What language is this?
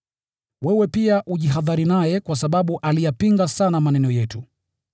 Swahili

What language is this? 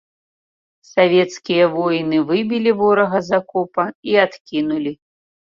Belarusian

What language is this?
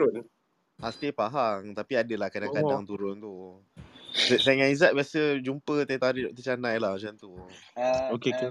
Malay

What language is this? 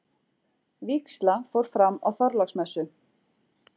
Icelandic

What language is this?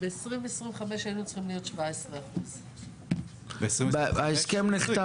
Hebrew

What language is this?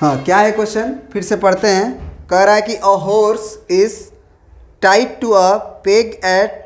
Hindi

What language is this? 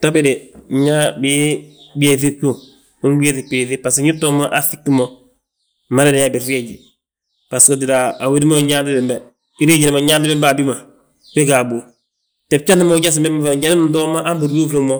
Balanta-Ganja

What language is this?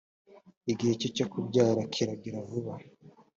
Kinyarwanda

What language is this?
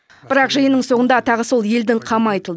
Kazakh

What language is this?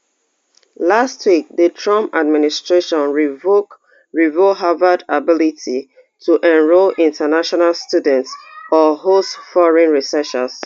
Nigerian Pidgin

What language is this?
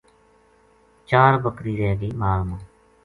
Gujari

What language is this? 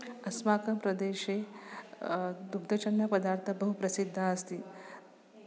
Sanskrit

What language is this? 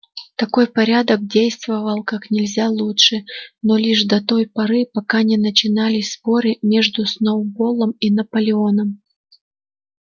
Russian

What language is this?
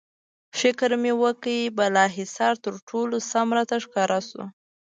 Pashto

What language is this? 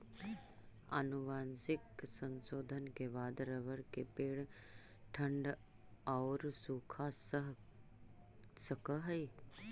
Magahi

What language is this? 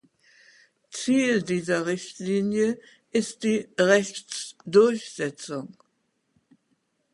German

